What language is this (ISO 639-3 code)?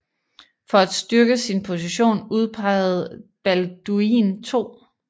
dan